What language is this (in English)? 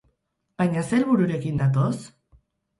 Basque